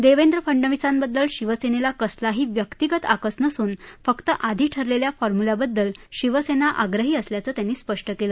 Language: Marathi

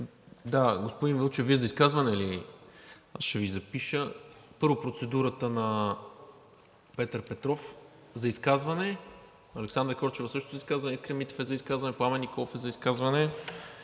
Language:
Bulgarian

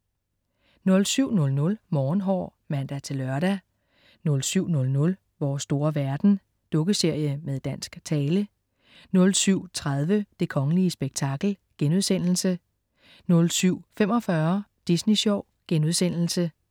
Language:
Danish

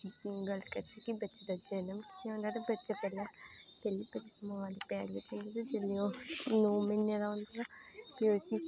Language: Dogri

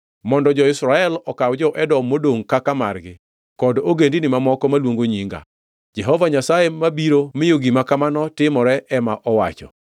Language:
Luo (Kenya and Tanzania)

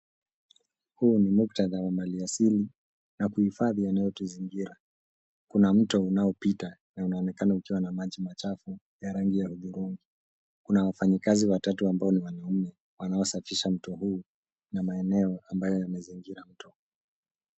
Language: Swahili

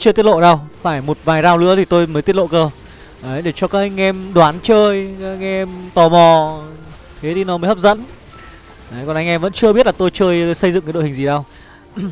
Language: Vietnamese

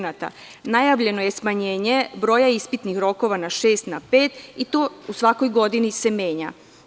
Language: Serbian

